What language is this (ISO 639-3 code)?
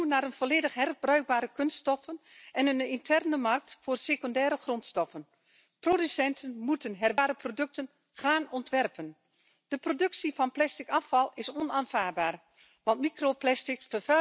fra